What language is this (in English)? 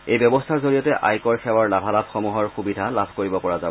Assamese